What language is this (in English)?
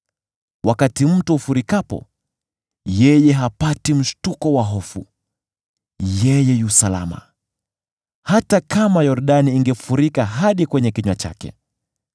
Swahili